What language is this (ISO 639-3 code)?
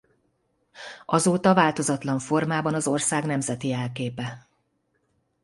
hun